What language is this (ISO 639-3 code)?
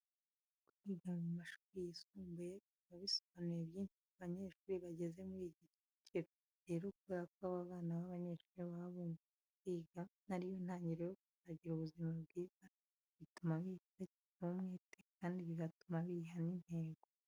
kin